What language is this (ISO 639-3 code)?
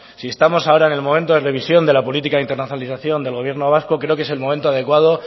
spa